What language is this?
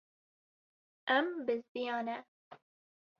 Kurdish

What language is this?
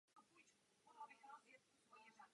Czech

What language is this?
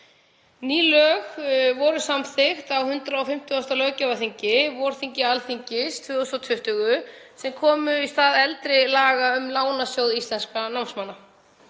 Icelandic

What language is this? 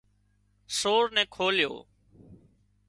Wadiyara Koli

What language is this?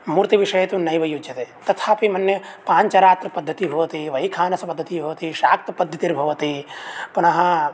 Sanskrit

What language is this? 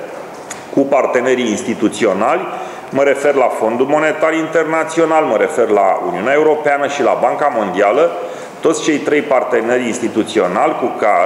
Romanian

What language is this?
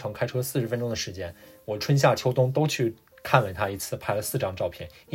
Chinese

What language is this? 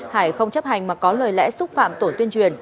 Vietnamese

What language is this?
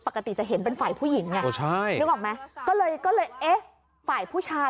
Thai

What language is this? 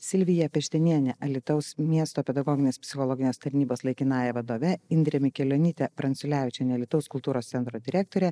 Lithuanian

